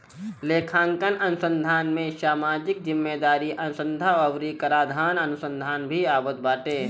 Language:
Bhojpuri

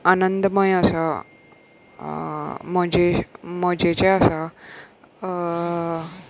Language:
Konkani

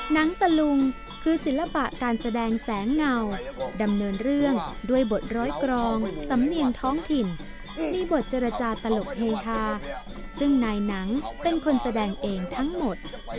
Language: Thai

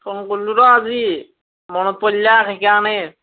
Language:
Assamese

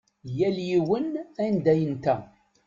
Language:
Kabyle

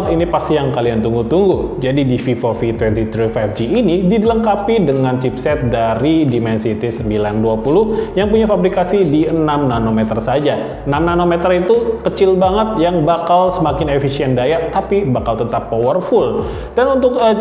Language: Indonesian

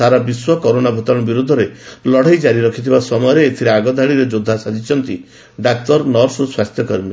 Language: Odia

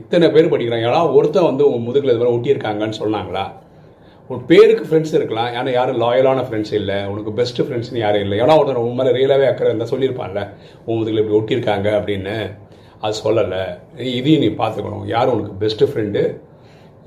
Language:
Tamil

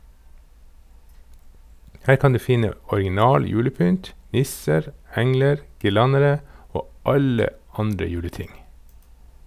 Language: Norwegian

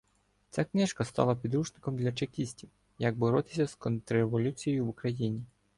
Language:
Ukrainian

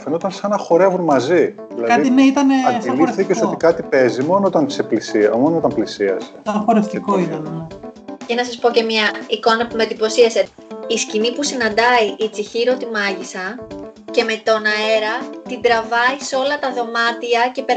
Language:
Greek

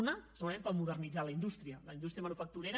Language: Catalan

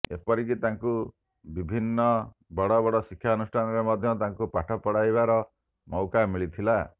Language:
Odia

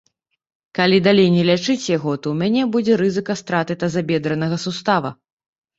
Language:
Belarusian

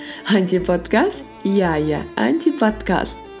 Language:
Kazakh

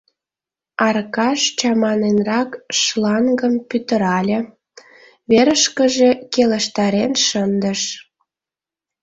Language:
Mari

